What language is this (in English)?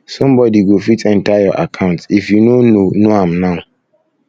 Nigerian Pidgin